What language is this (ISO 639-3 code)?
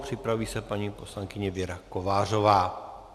ces